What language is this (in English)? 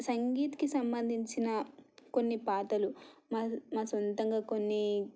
Telugu